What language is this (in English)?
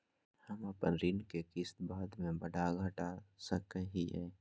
Magahi